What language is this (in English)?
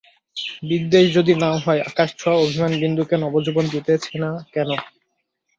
Bangla